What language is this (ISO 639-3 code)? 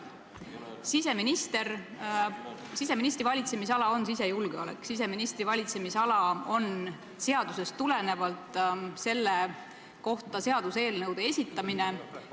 est